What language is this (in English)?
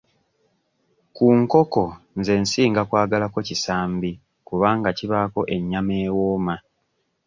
Ganda